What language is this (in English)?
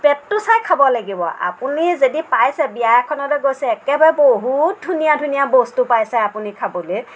Assamese